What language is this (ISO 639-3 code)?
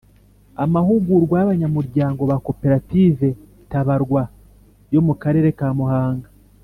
kin